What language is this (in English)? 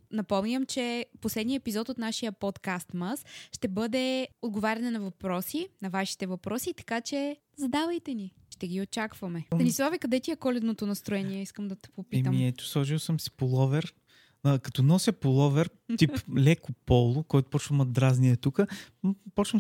Bulgarian